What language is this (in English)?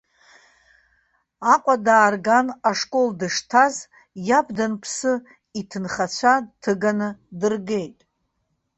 Abkhazian